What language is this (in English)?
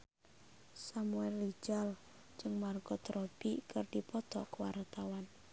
Sundanese